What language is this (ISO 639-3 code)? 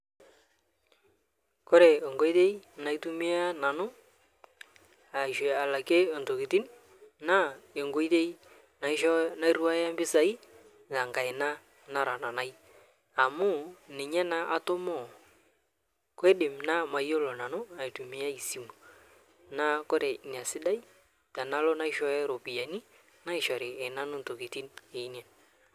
mas